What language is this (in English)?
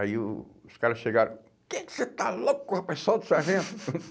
Portuguese